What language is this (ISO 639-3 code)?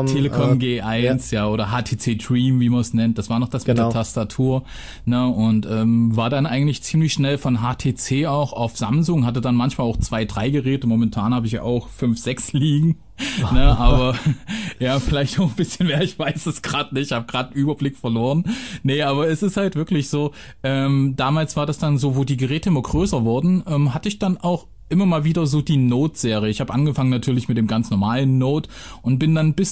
deu